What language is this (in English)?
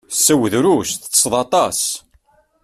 Kabyle